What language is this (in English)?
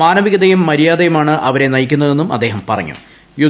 Malayalam